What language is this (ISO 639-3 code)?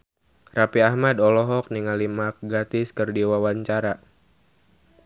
sun